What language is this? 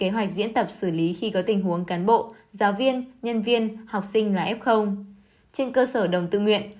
Vietnamese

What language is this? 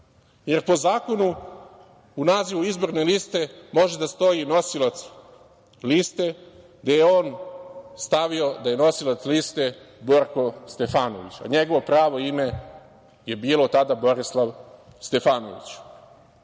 Serbian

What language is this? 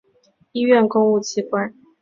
Chinese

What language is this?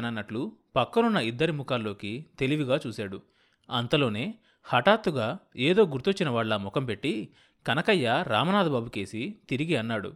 Telugu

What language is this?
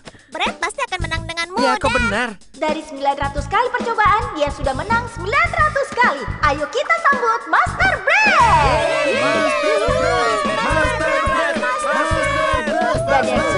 Indonesian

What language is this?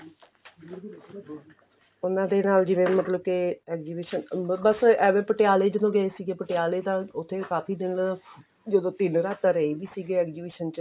Punjabi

